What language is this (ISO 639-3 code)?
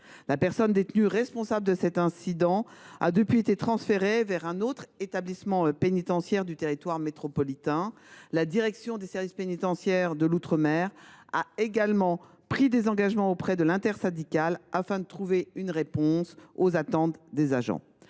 fra